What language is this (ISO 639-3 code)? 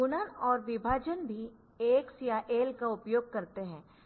hin